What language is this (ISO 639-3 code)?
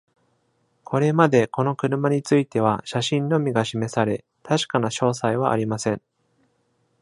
jpn